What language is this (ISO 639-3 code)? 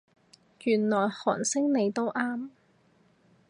yue